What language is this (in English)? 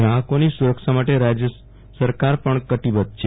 Gujarati